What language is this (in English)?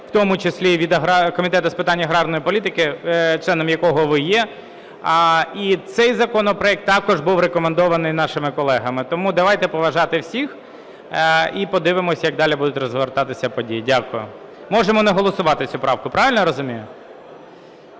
Ukrainian